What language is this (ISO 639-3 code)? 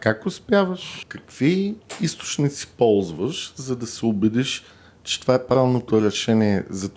bul